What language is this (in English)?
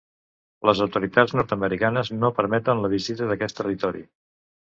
Catalan